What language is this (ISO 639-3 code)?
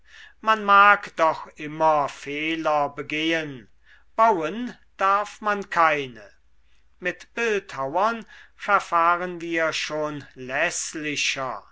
deu